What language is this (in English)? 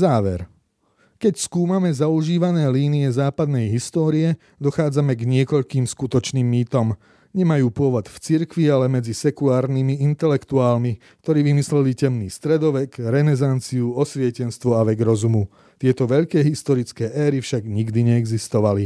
Slovak